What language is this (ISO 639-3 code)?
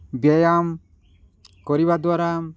ori